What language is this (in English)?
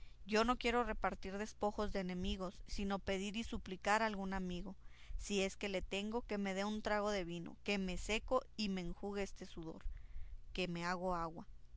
Spanish